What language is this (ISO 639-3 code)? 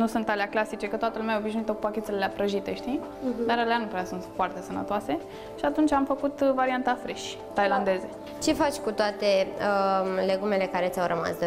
ron